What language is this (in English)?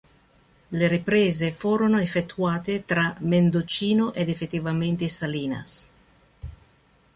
Italian